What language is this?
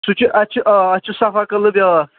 Kashmiri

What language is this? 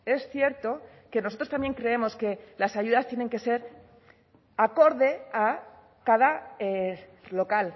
Spanish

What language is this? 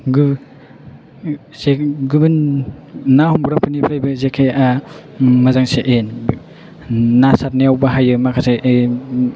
Bodo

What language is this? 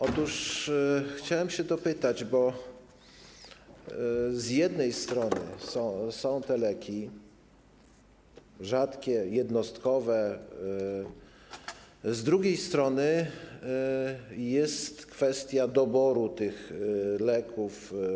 Polish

